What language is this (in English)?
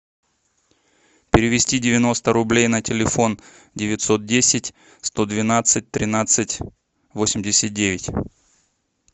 Russian